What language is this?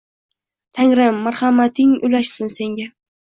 Uzbek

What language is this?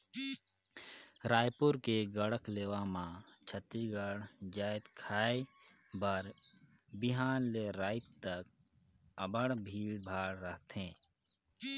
Chhattisgarhi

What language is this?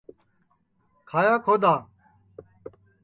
Sansi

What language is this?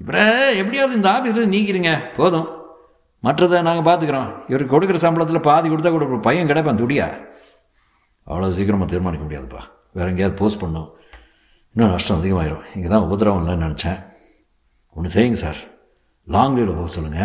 Tamil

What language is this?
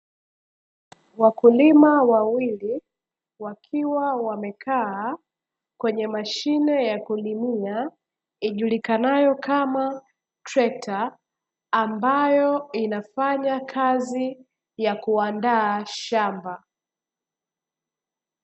Swahili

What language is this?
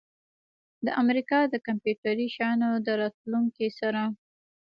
Pashto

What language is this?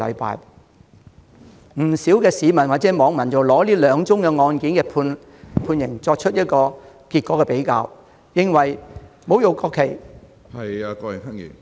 Cantonese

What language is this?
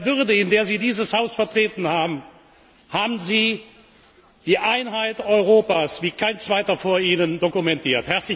German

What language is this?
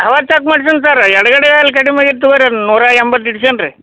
Kannada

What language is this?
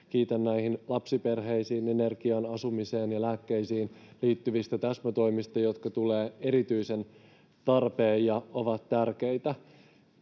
Finnish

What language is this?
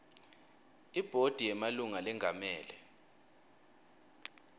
Swati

